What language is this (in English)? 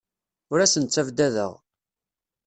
Kabyle